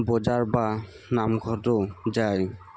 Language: Assamese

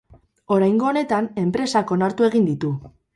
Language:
Basque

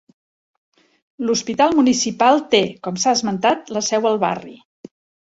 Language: Catalan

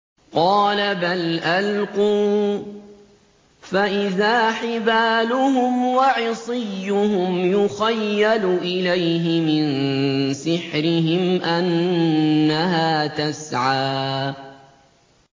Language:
Arabic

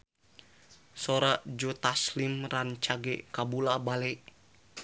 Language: Sundanese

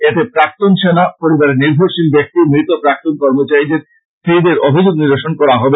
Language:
Bangla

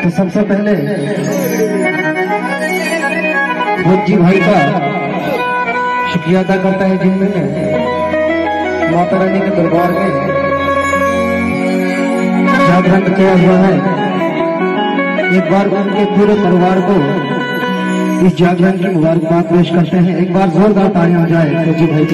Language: Arabic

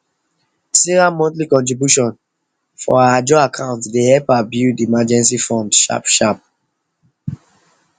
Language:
Nigerian Pidgin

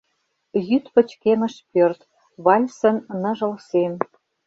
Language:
Mari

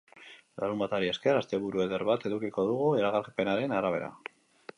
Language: Basque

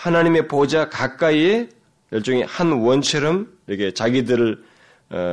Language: Korean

